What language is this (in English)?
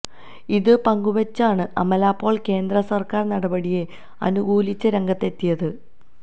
Malayalam